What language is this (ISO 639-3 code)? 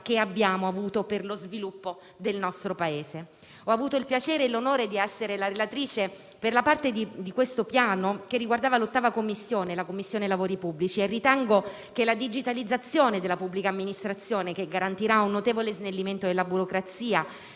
ita